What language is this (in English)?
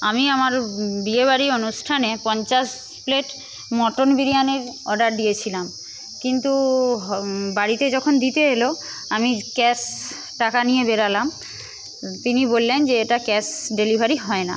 Bangla